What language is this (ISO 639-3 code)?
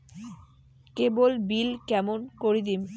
ben